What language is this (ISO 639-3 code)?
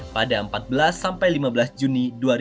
ind